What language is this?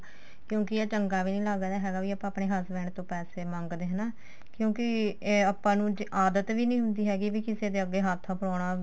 Punjabi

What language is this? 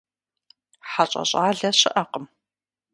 Kabardian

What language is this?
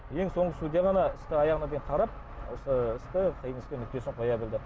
Kazakh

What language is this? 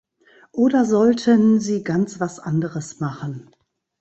German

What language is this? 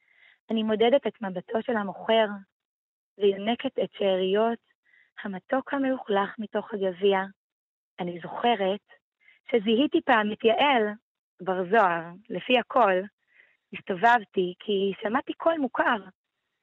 Hebrew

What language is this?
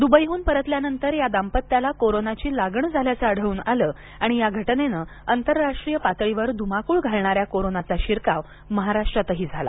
Marathi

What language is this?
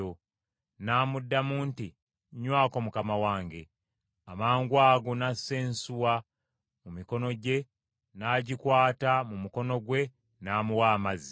Ganda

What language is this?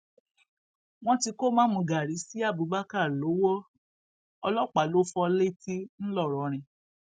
Yoruba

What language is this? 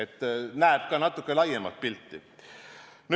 Estonian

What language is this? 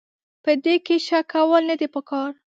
Pashto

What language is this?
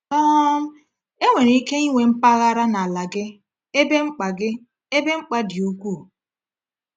Igbo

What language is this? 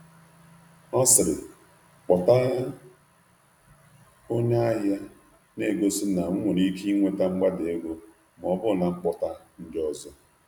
Igbo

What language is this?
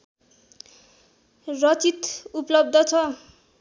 Nepali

